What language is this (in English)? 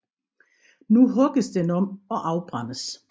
Danish